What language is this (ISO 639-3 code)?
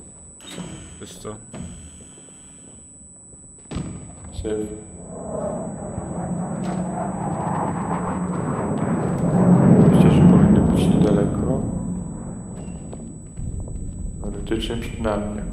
pol